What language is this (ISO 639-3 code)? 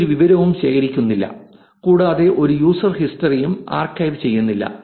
mal